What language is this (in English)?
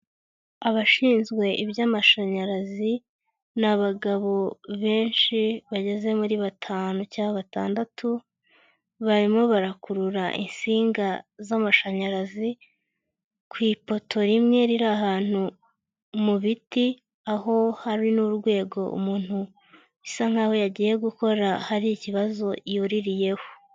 Kinyarwanda